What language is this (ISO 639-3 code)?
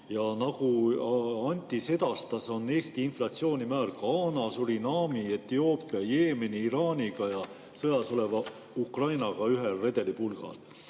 est